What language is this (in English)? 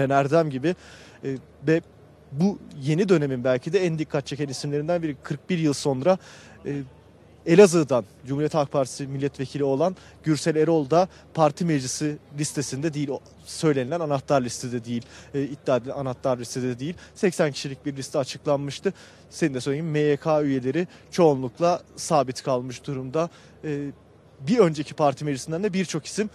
Turkish